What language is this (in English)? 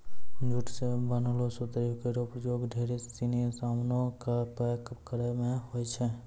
Maithili